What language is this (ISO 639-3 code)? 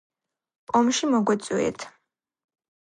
kat